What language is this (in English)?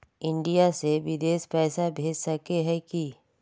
Magahi